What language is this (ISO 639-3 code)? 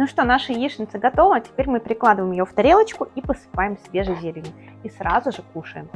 rus